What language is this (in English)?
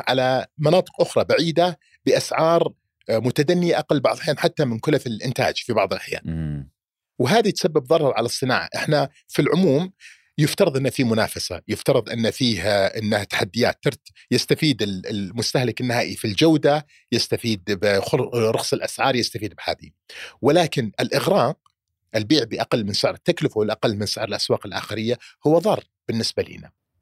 Arabic